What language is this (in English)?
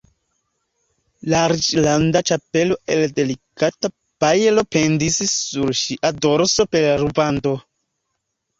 Esperanto